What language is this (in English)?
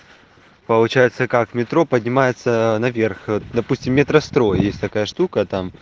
Russian